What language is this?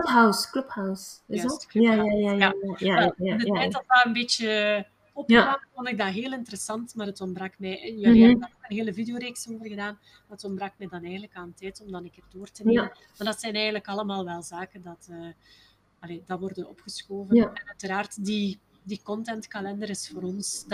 Dutch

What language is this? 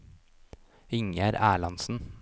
Norwegian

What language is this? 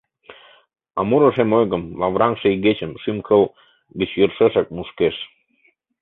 Mari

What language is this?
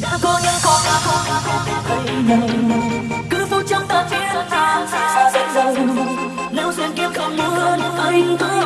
Vietnamese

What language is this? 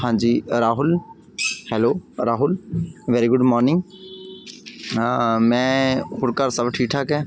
Punjabi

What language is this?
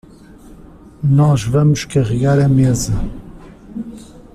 Portuguese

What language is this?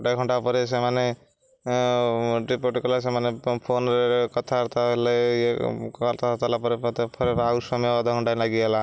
Odia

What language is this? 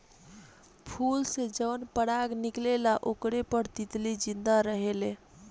Bhojpuri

